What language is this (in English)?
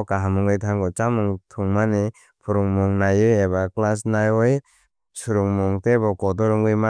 Kok Borok